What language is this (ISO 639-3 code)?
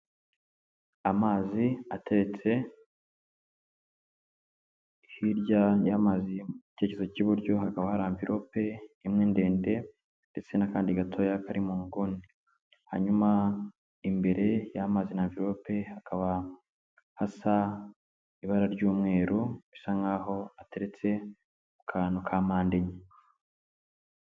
kin